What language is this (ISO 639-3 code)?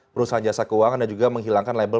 ind